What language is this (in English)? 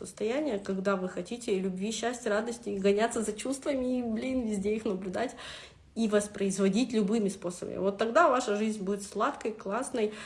Russian